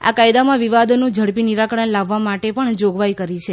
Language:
Gujarati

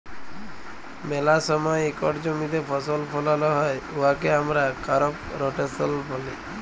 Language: Bangla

